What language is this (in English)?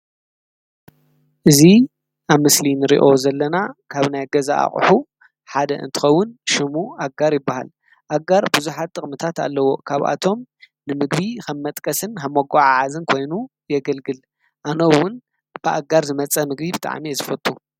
Tigrinya